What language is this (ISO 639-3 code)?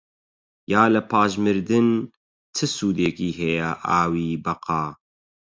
ckb